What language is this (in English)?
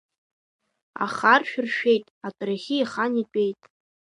Abkhazian